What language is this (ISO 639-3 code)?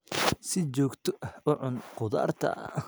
som